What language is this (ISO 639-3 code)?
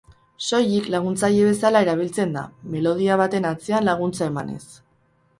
eus